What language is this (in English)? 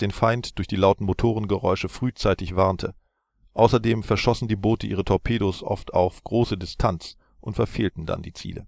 German